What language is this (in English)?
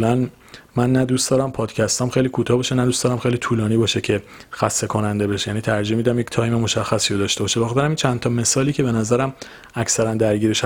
Persian